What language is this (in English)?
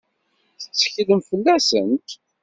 Kabyle